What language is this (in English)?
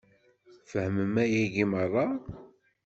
Kabyle